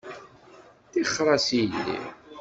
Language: Kabyle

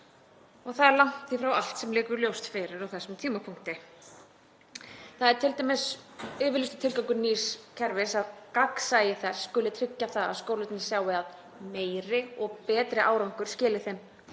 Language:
Icelandic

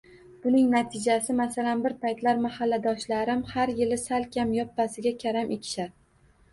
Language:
Uzbek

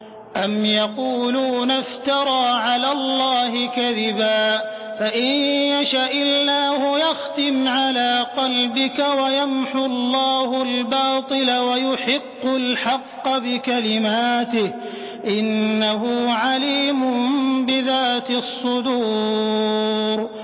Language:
Arabic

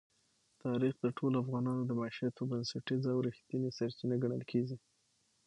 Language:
Pashto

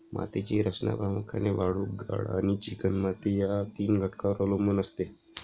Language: Marathi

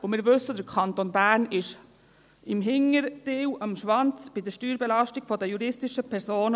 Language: Swiss German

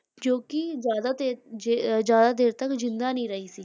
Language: Punjabi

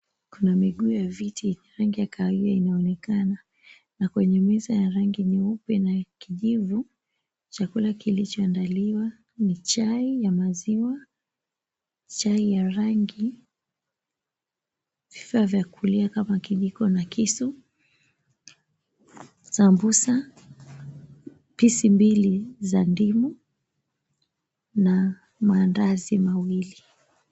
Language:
Swahili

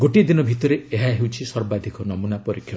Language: Odia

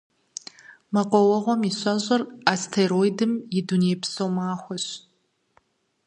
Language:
Kabardian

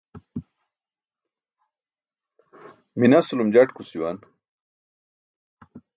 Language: Burushaski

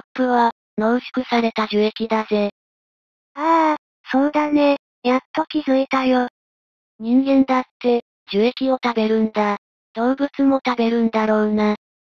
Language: Japanese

